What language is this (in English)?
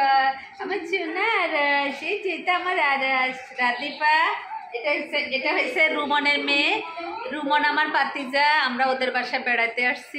Arabic